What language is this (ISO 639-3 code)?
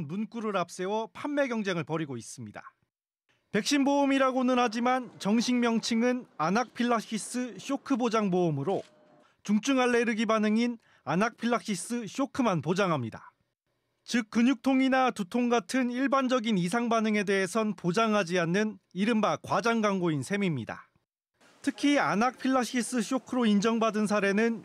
kor